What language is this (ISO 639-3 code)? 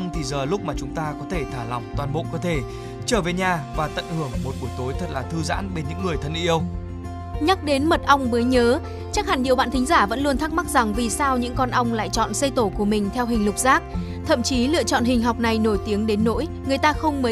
vie